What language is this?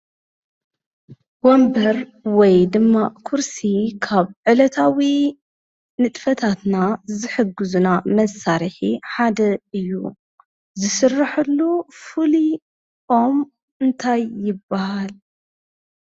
Tigrinya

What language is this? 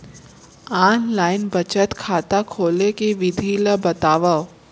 Chhattisgarhi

